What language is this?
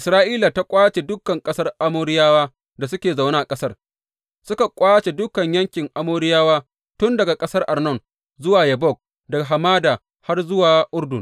Hausa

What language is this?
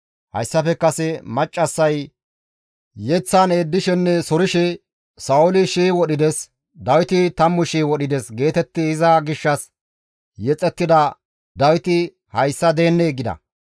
Gamo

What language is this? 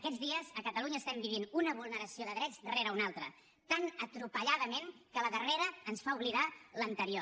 Catalan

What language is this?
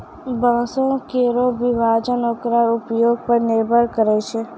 Maithili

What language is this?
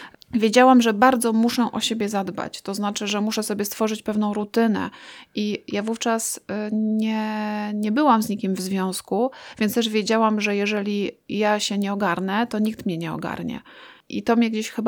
Polish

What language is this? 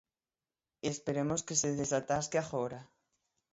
Galician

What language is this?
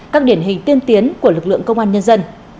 Vietnamese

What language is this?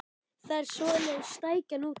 Icelandic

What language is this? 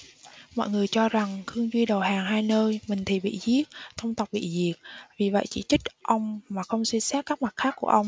Vietnamese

